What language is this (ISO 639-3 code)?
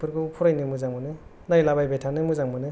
brx